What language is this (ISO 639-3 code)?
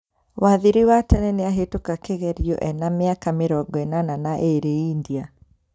kik